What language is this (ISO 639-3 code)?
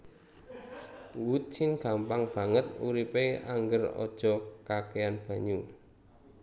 jav